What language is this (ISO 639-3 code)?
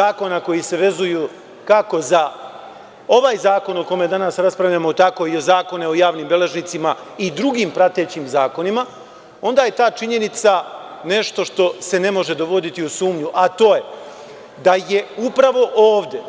srp